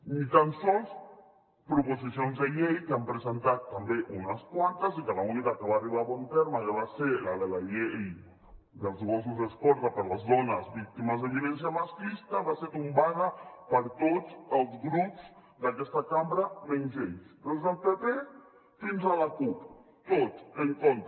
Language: Catalan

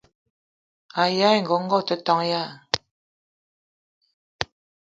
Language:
Eton (Cameroon)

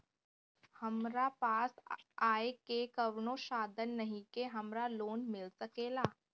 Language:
Bhojpuri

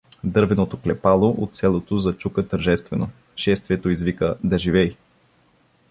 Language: Bulgarian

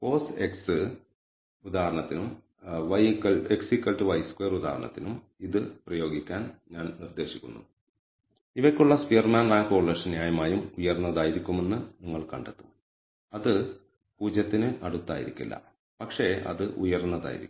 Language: Malayalam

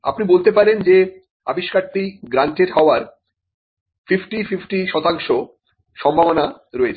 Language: Bangla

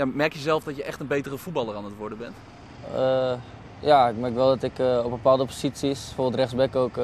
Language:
Dutch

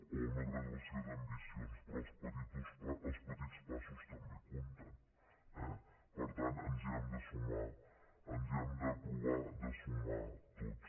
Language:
Catalan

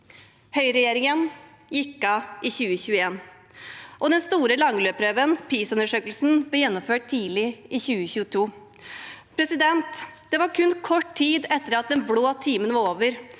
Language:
Norwegian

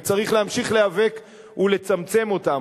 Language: Hebrew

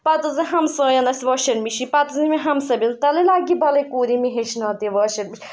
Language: Kashmiri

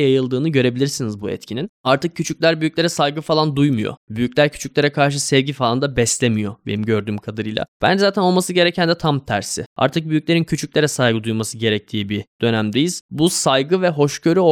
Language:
Turkish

